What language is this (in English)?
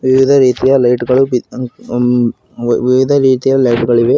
Kannada